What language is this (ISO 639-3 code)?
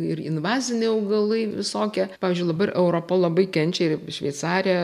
lit